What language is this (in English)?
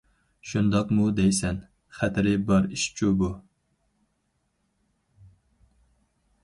Uyghur